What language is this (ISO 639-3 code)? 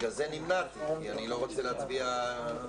heb